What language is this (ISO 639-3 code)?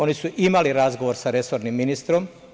srp